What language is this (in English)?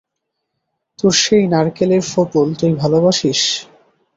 Bangla